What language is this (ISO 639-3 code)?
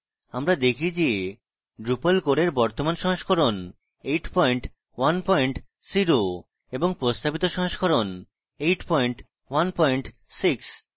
ben